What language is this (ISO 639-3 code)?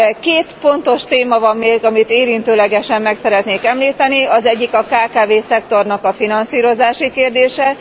hun